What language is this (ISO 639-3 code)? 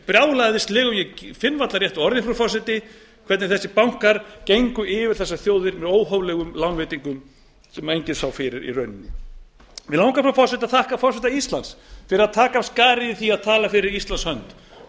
isl